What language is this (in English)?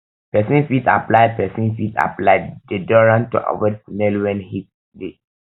Nigerian Pidgin